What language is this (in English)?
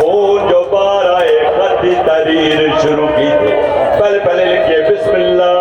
Urdu